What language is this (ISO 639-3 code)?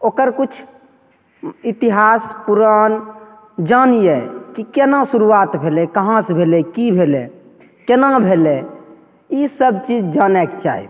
mai